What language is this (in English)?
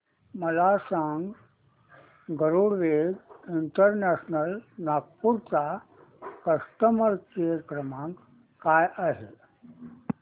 Marathi